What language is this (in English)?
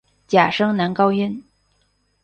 Chinese